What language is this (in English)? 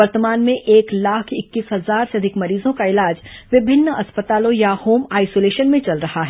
Hindi